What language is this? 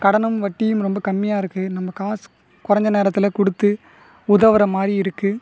Tamil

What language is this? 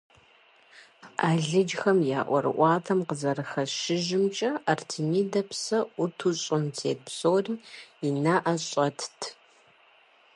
Kabardian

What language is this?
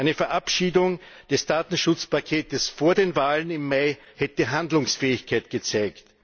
German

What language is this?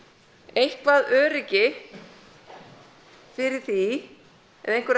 Icelandic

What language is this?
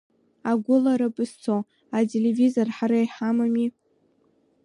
Abkhazian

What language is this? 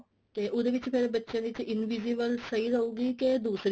Punjabi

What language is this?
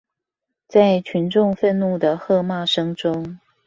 Chinese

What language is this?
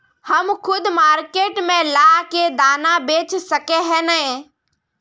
Magahi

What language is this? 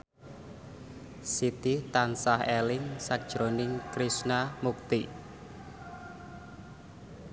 Javanese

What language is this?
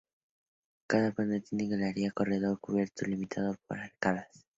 Spanish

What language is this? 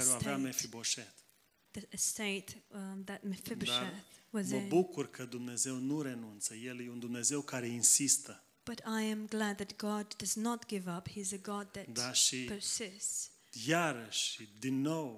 Romanian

